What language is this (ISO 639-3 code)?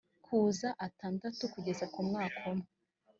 kin